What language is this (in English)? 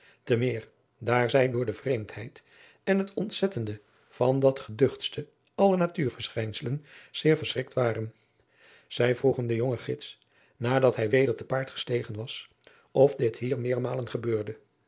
Dutch